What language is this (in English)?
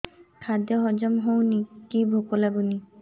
Odia